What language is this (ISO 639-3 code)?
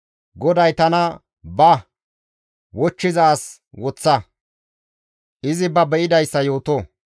gmv